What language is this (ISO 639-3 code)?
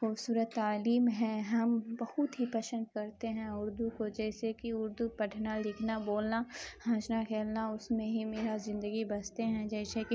urd